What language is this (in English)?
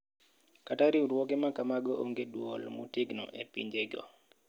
Luo (Kenya and Tanzania)